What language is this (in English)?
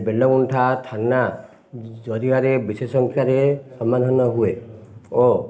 Odia